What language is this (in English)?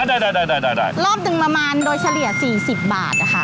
Thai